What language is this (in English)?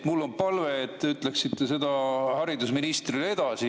Estonian